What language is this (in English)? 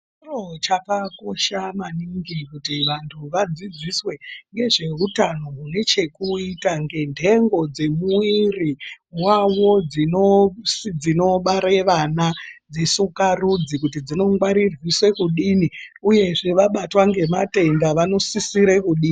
Ndau